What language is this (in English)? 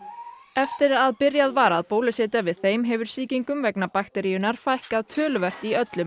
Icelandic